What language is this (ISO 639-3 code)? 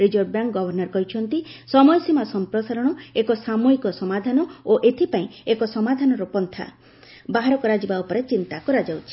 ori